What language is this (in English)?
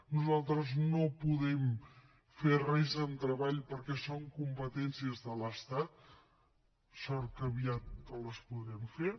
Catalan